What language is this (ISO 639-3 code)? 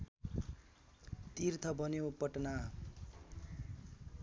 nep